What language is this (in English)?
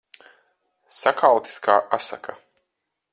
Latvian